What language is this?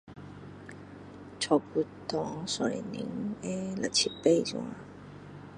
Min Dong Chinese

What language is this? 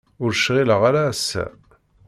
Kabyle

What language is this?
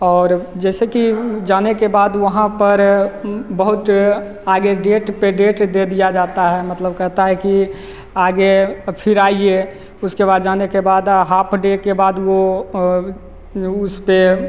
Hindi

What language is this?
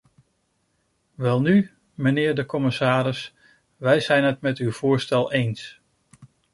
Dutch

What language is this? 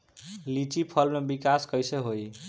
Bhojpuri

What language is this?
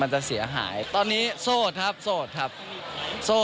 Thai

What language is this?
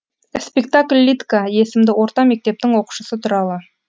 Kazakh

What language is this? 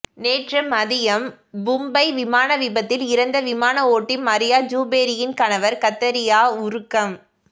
Tamil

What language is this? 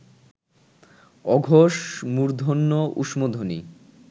Bangla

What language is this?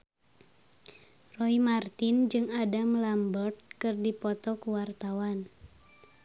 Sundanese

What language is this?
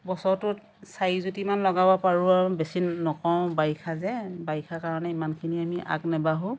Assamese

